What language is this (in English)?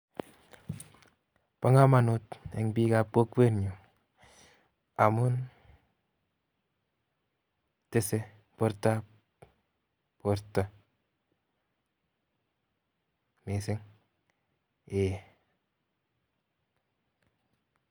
Kalenjin